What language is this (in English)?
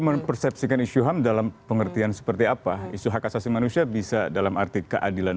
Indonesian